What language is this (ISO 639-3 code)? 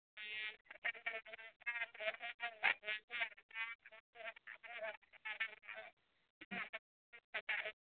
mni